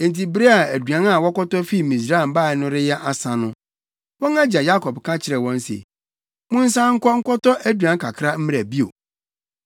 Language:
Akan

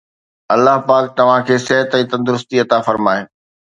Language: Sindhi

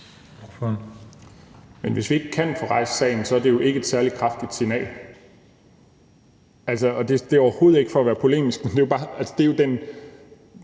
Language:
Danish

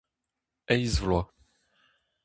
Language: Breton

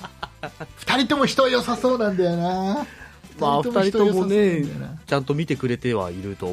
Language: Japanese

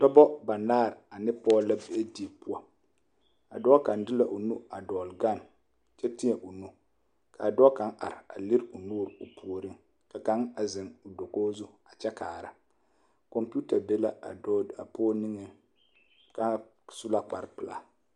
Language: Southern Dagaare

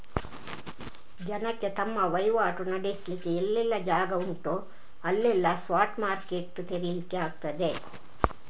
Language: Kannada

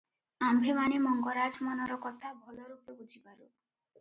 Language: Odia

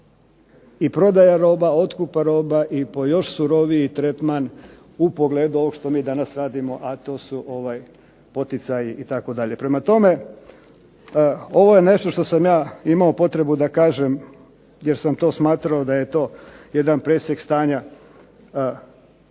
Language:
Croatian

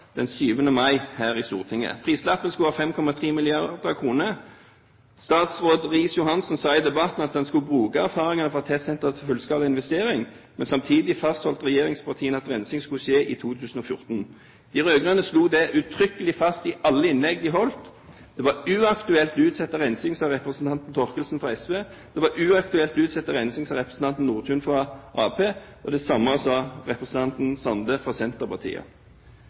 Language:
Norwegian Bokmål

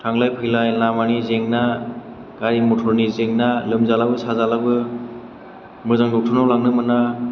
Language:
Bodo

